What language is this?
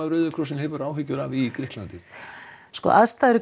Icelandic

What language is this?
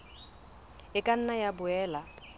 Southern Sotho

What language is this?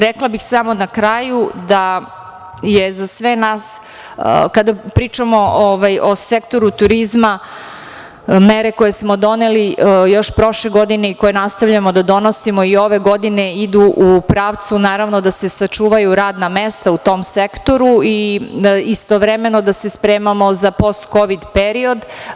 Serbian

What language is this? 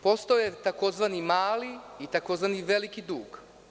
Serbian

